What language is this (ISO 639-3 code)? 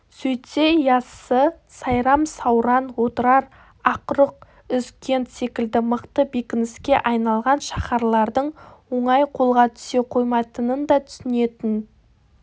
kaz